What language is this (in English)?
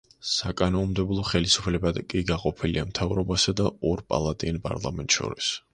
Georgian